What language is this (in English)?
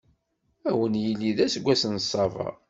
Kabyle